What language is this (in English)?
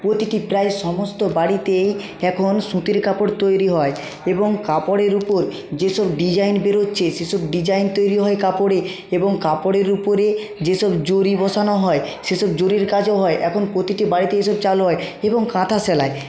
Bangla